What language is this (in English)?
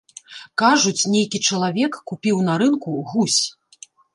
Belarusian